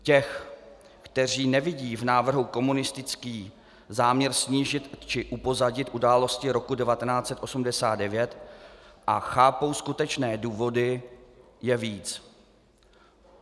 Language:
Czech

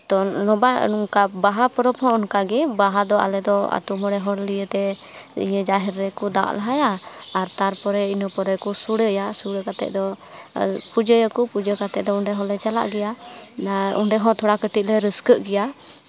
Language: Santali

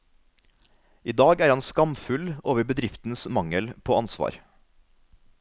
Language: Norwegian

